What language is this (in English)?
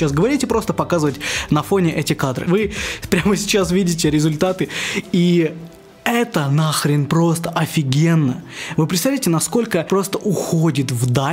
Russian